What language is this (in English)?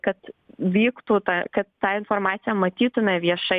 Lithuanian